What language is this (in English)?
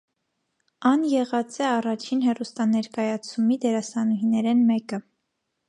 Armenian